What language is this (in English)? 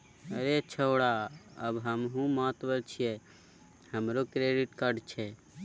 Maithili